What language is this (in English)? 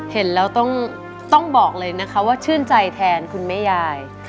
Thai